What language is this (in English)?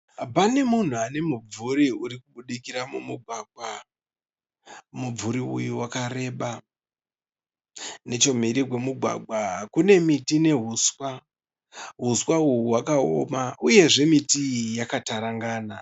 Shona